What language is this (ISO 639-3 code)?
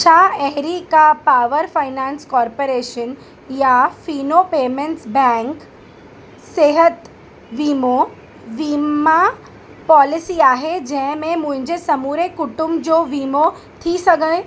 snd